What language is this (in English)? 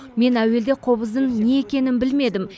Kazakh